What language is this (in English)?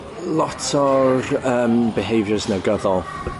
Welsh